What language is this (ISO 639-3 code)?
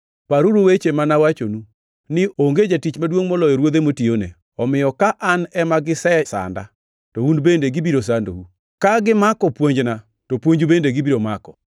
luo